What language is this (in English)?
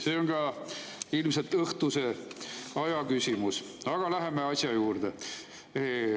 Estonian